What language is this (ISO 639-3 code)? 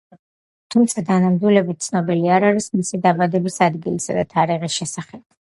kat